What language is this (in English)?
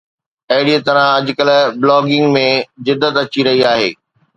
Sindhi